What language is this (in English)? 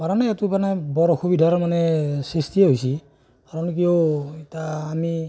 Assamese